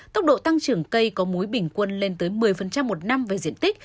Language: Vietnamese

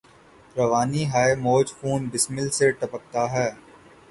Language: Urdu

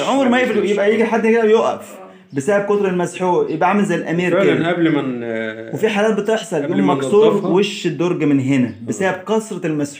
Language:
Arabic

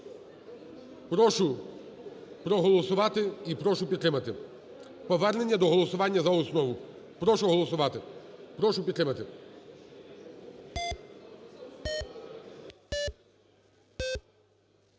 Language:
Ukrainian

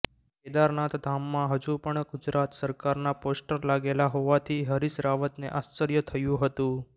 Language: Gujarati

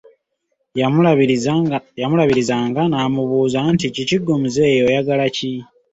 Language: Ganda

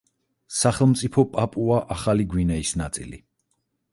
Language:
Georgian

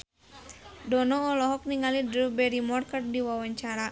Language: Sundanese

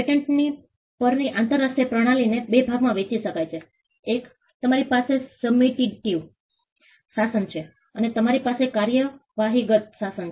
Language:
Gujarati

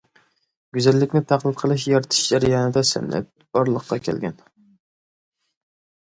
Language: Uyghur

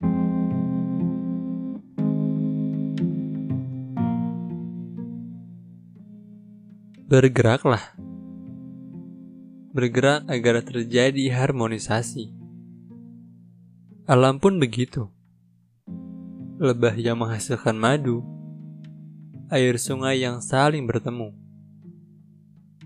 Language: Indonesian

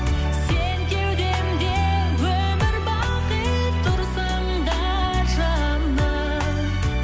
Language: Kazakh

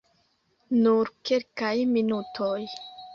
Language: Esperanto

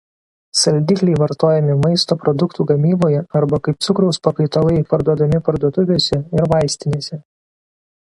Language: Lithuanian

